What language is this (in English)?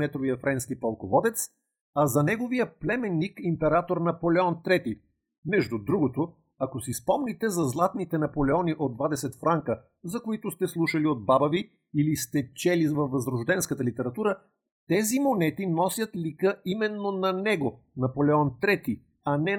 Bulgarian